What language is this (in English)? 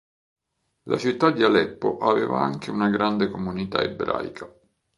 Italian